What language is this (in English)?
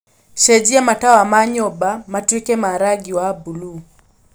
Kikuyu